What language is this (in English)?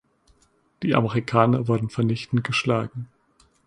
German